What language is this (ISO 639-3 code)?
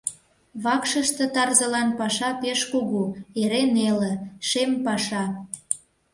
chm